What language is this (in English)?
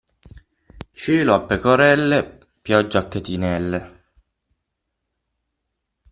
Italian